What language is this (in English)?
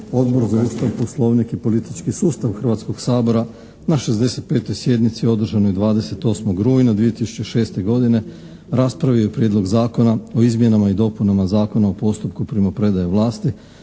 Croatian